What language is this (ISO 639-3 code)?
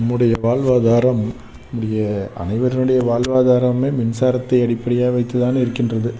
tam